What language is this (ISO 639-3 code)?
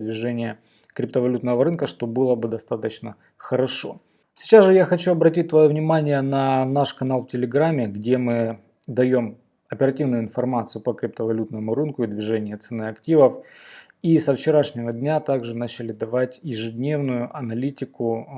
rus